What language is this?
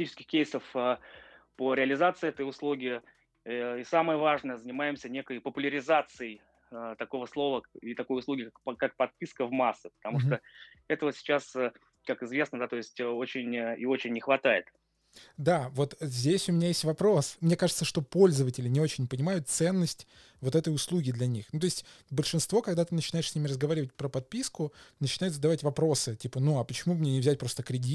Russian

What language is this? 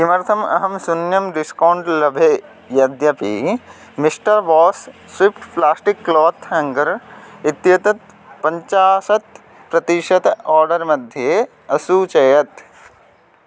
Sanskrit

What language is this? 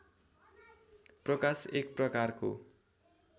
Nepali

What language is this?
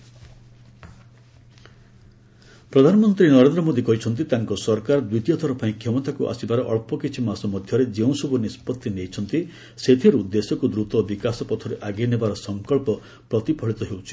Odia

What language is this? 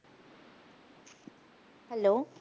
Punjabi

